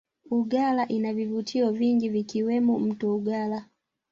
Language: Swahili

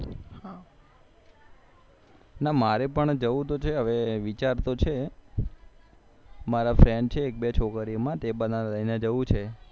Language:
Gujarati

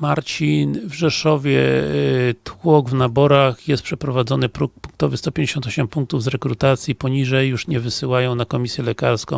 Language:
Polish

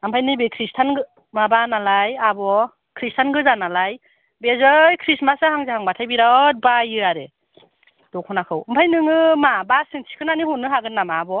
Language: Bodo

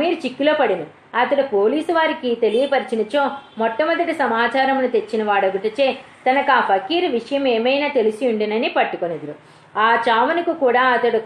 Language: Telugu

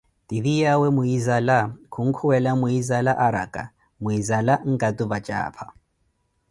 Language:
Koti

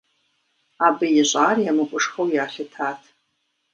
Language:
Kabardian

